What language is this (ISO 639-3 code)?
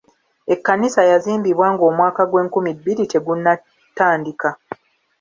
lug